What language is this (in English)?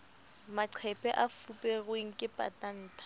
Southern Sotho